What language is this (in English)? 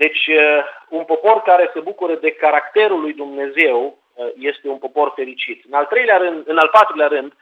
Romanian